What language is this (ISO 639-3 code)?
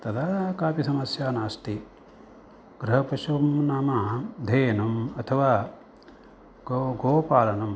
san